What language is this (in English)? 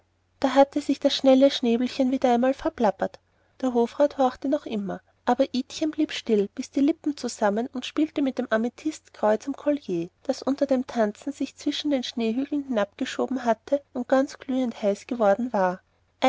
German